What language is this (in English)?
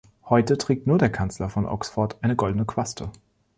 German